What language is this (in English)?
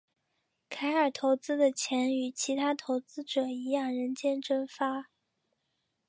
Chinese